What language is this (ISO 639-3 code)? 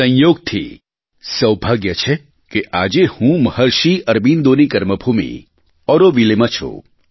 guj